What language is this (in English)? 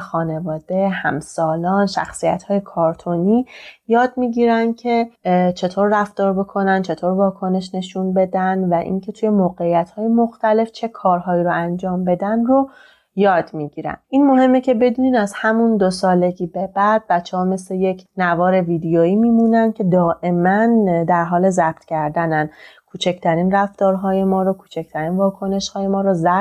Persian